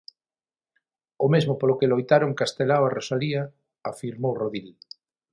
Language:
Galician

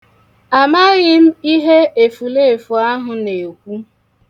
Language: Igbo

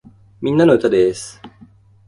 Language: Japanese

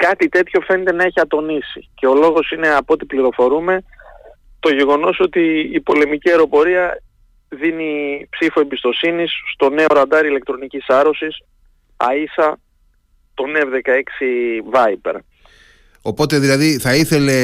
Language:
Greek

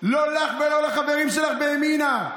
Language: Hebrew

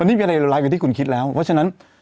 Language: Thai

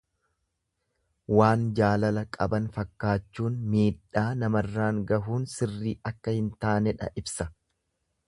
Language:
Oromo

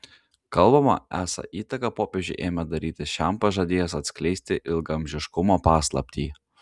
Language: Lithuanian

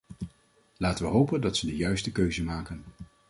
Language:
Dutch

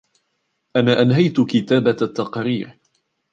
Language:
Arabic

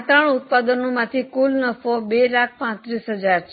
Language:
Gujarati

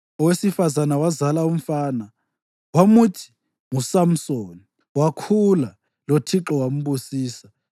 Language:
North Ndebele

